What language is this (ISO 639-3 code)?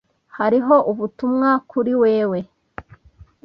kin